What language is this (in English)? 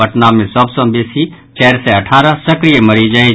Maithili